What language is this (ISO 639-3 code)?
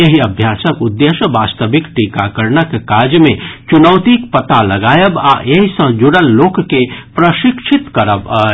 mai